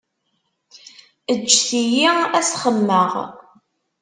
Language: Kabyle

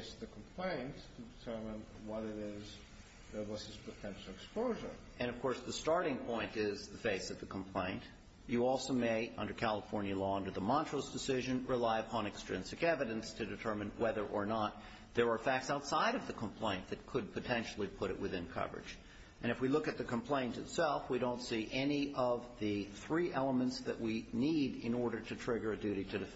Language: English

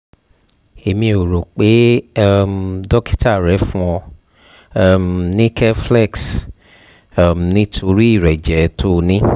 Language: Yoruba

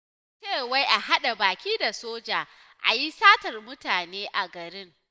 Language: Hausa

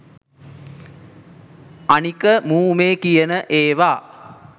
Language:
Sinhala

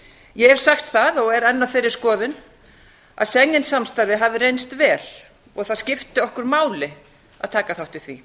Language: Icelandic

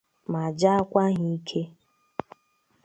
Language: Igbo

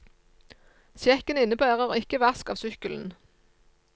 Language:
Norwegian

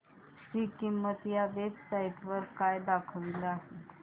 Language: Marathi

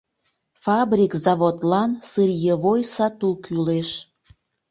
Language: Mari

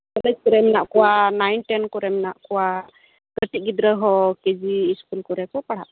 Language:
Santali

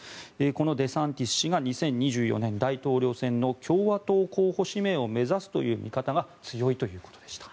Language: Japanese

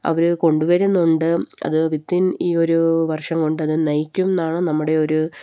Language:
Malayalam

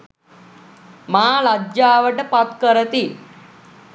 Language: Sinhala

